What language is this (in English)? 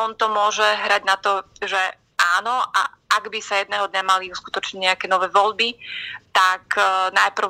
Slovak